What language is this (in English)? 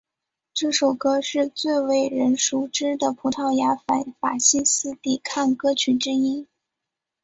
Chinese